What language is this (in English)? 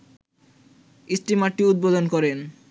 Bangla